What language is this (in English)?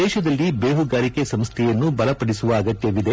Kannada